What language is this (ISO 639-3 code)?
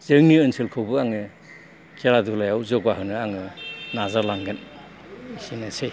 brx